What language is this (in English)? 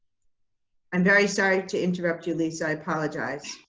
English